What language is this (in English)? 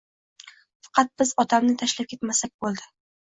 Uzbek